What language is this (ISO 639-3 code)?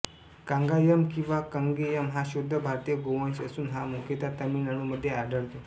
mar